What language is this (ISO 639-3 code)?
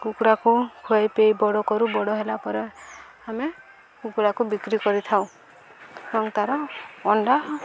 ori